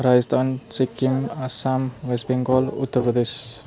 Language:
Nepali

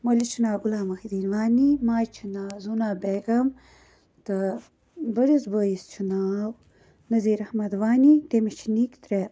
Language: Kashmiri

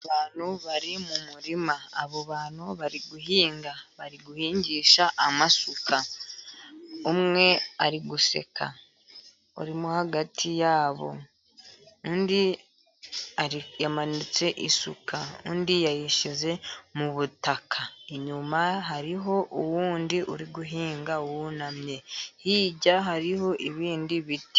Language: Kinyarwanda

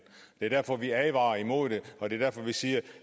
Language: Danish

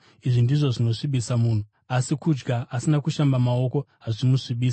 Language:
Shona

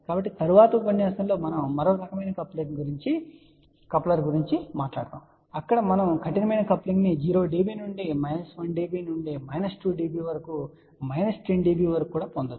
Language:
Telugu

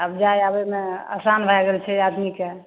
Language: Maithili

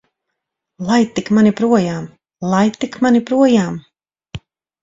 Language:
Latvian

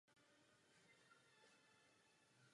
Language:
Czech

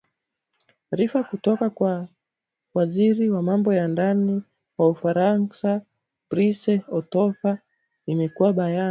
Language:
Swahili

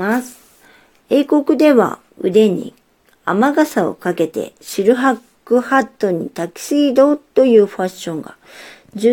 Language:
Japanese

